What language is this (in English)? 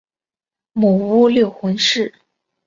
Chinese